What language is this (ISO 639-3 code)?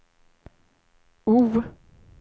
swe